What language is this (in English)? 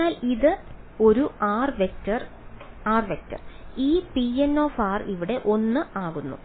Malayalam